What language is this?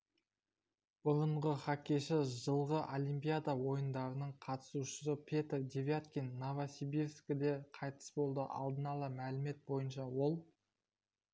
Kazakh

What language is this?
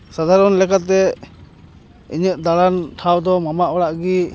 Santali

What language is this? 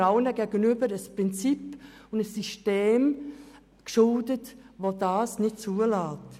Swiss German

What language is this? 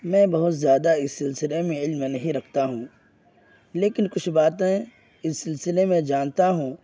Urdu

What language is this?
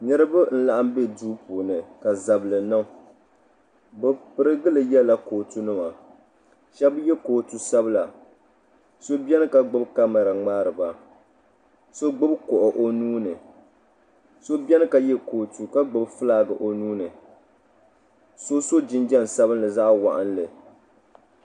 Dagbani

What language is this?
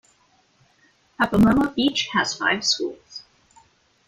English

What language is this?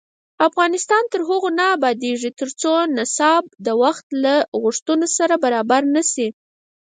Pashto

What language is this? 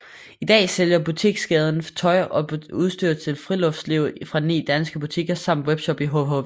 Danish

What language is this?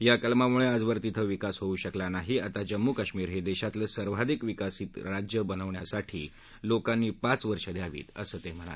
Marathi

